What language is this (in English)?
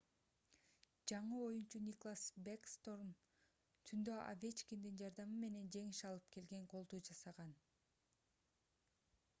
Kyrgyz